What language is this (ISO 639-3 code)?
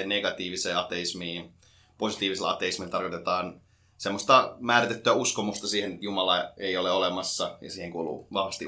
fin